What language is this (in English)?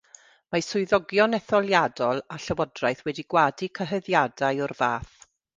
Welsh